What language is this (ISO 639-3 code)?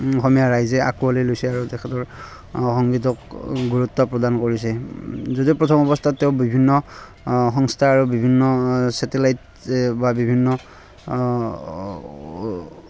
asm